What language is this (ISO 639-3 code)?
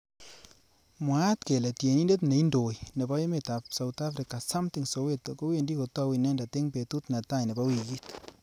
kln